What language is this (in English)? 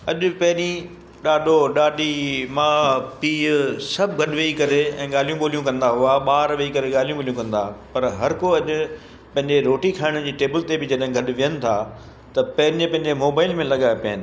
Sindhi